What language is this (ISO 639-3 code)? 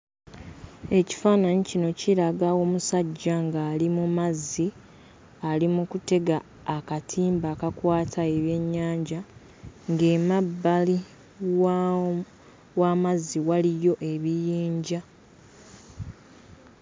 lug